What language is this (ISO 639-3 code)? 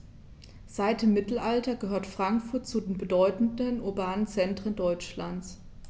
deu